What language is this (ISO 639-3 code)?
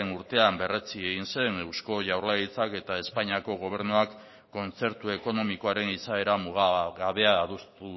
eus